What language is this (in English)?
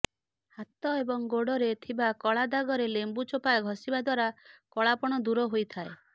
Odia